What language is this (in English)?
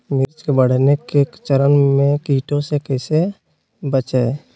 Magahi